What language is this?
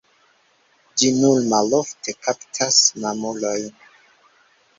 Esperanto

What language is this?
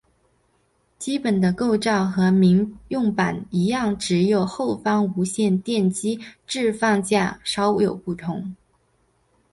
Chinese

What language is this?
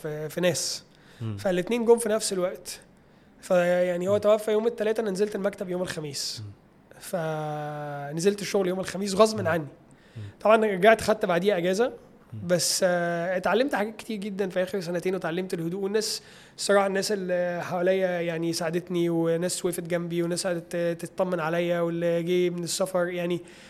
Arabic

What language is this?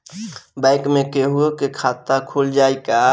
Bhojpuri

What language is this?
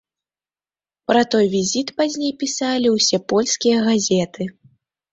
Belarusian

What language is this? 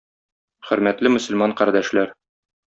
Tatar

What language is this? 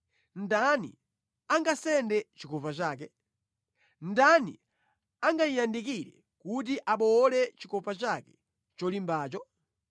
Nyanja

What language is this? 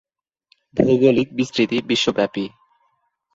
Bangla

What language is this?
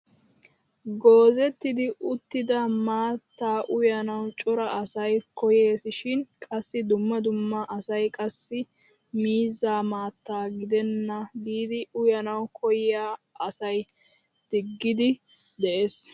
Wolaytta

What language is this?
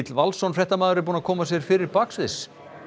Icelandic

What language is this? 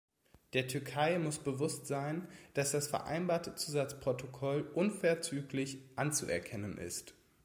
German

